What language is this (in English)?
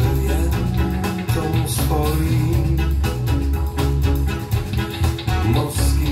Polish